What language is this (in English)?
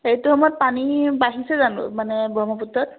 Assamese